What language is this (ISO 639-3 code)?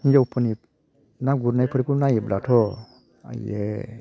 brx